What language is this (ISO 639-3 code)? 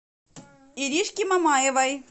rus